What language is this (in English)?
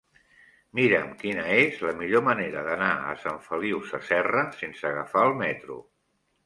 Catalan